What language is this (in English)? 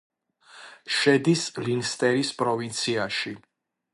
Georgian